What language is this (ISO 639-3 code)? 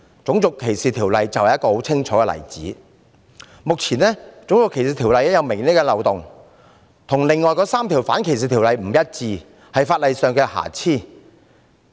yue